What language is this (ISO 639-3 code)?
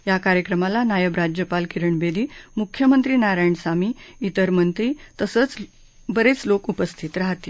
mar